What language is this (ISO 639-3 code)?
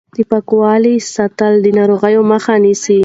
pus